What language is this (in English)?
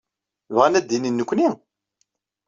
Kabyle